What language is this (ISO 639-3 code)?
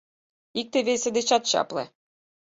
chm